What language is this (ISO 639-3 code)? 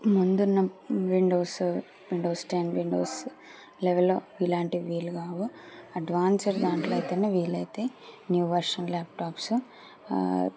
tel